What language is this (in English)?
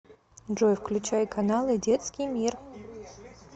Russian